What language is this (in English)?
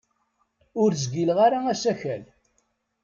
Kabyle